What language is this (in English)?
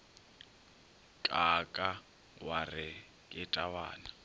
Northern Sotho